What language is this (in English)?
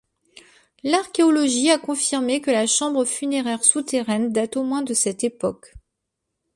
French